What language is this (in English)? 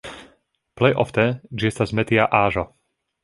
Esperanto